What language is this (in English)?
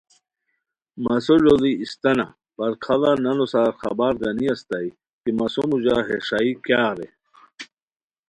Khowar